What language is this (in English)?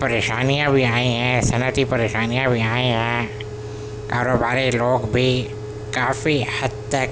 Urdu